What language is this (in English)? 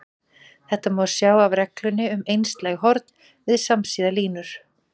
Icelandic